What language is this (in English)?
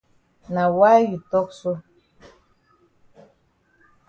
Cameroon Pidgin